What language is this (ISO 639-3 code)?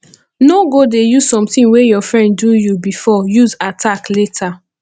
pcm